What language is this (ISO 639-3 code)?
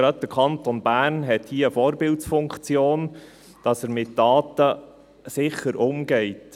gsw